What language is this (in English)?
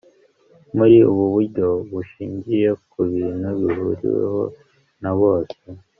Kinyarwanda